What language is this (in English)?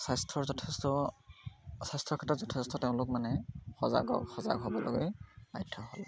Assamese